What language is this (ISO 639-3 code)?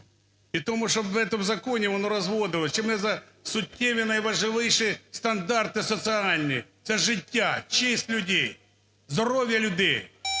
ukr